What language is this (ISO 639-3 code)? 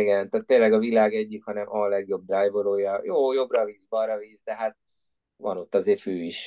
hun